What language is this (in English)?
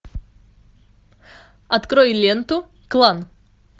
Russian